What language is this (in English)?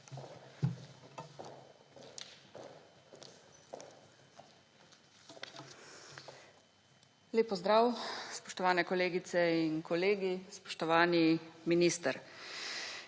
Slovenian